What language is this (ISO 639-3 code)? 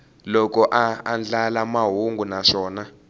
tso